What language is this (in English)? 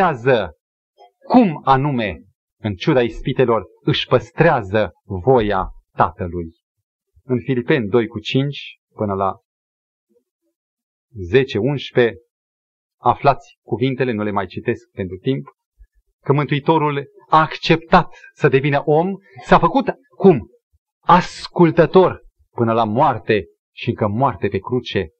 Romanian